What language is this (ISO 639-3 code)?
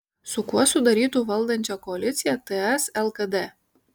lit